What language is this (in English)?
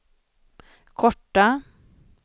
Swedish